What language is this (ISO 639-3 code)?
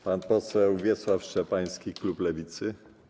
pol